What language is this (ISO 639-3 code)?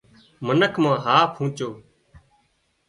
kxp